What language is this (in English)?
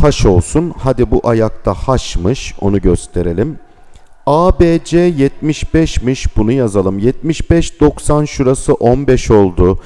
Turkish